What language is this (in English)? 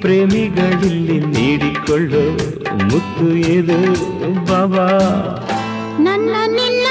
Kannada